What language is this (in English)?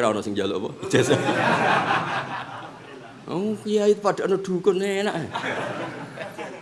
Indonesian